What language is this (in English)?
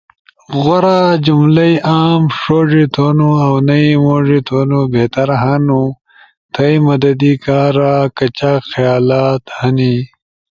Ushojo